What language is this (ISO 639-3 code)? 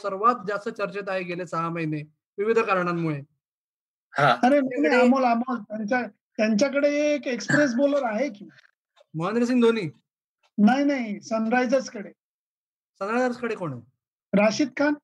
mar